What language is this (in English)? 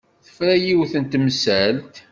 Kabyle